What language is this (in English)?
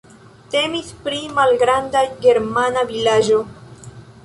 Esperanto